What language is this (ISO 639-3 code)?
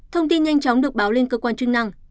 vie